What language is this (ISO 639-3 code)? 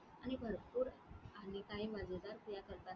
mar